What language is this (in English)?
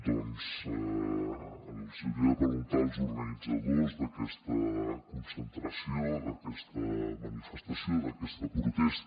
Catalan